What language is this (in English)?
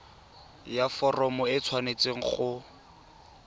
Tswana